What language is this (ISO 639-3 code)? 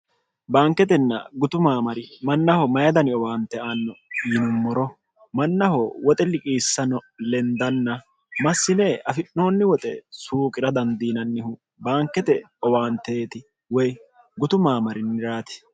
sid